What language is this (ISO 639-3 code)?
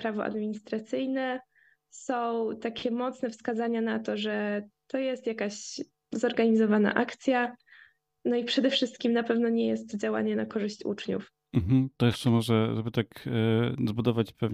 pol